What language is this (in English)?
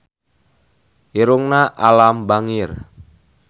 Sundanese